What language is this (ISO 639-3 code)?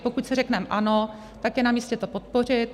ces